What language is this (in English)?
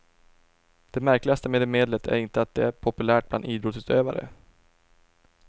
Swedish